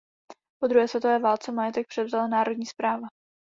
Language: Czech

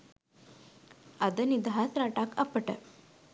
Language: Sinhala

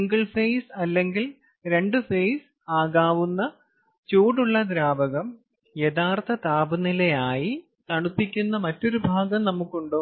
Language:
Malayalam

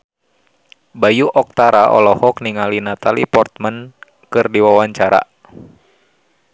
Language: Sundanese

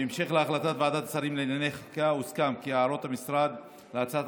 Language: Hebrew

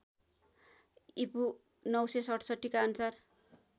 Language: Nepali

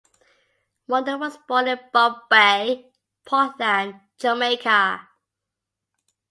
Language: English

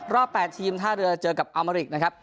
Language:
Thai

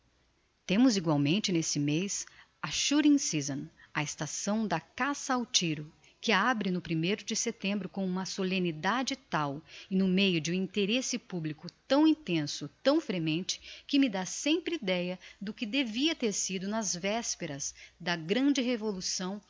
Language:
Portuguese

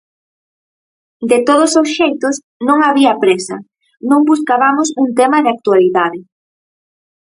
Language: Galician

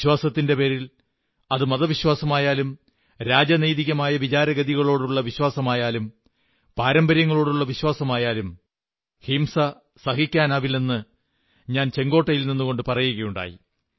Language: Malayalam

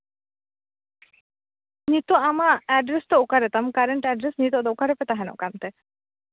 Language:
Santali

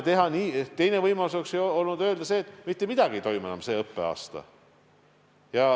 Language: Estonian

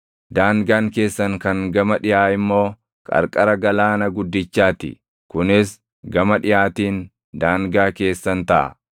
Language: Oromo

